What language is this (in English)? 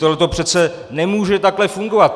Czech